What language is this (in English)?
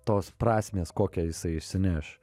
Lithuanian